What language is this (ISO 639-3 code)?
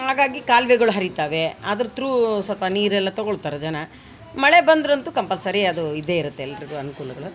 kan